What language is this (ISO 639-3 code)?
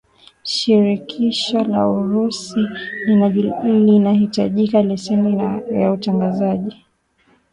swa